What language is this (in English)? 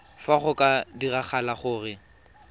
Tswana